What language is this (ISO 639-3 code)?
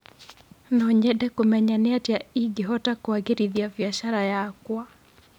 kik